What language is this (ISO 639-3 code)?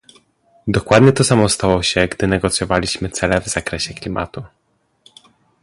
pol